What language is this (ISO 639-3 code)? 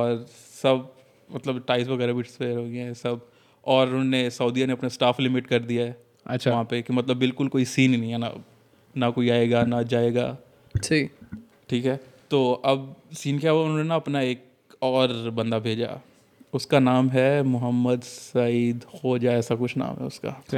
urd